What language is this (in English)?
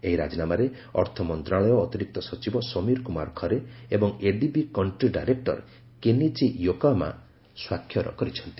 Odia